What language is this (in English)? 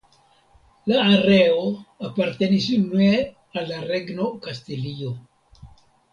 Esperanto